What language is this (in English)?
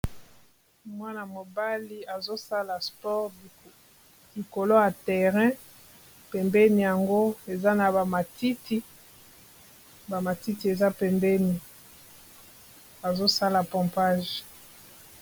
Lingala